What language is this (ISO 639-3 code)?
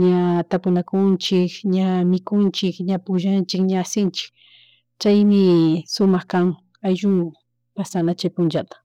qug